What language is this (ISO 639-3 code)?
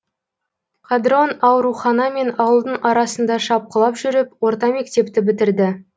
kaz